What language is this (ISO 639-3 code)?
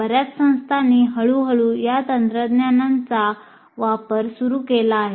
mar